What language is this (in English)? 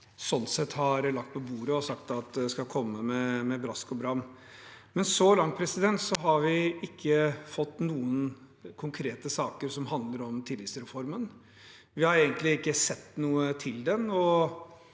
Norwegian